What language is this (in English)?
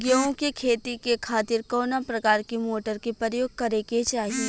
Bhojpuri